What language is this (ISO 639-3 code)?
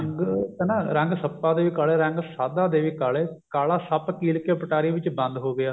pan